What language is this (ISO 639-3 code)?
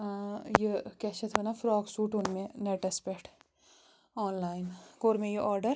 kas